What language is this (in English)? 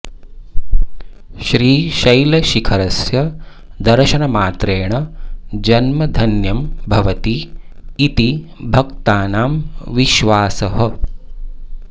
Sanskrit